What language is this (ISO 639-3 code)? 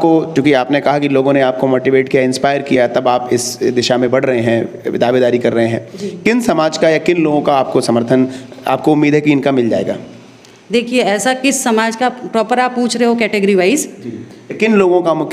hin